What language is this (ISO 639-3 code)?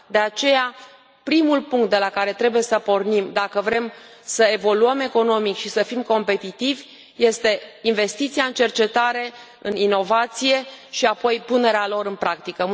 ron